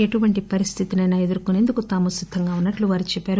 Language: Telugu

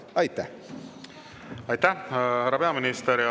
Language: Estonian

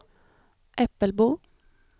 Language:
Swedish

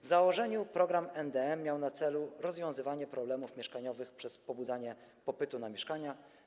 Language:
Polish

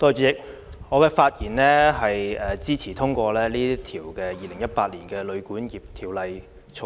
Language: Cantonese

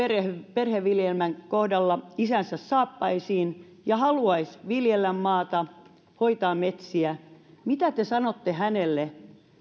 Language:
Finnish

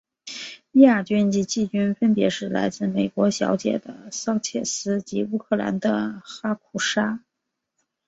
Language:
Chinese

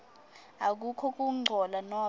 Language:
Swati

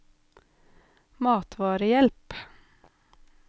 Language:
Norwegian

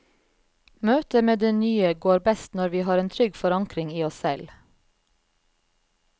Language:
Norwegian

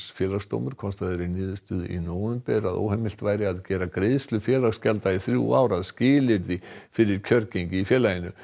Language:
Icelandic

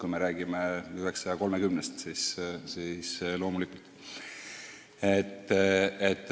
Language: Estonian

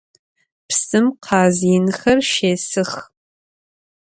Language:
Adyghe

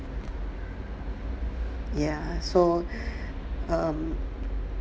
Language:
English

